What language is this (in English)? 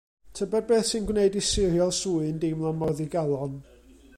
Welsh